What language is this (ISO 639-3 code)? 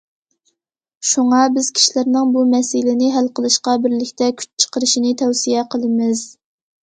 uig